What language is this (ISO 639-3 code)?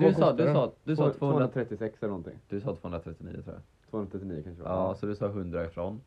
swe